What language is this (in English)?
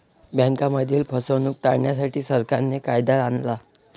Marathi